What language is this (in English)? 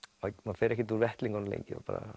Icelandic